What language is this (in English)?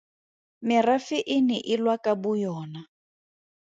Tswana